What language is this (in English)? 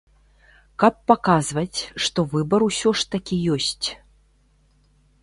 Belarusian